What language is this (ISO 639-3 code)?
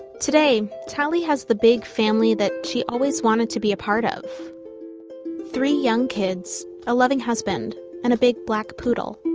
eng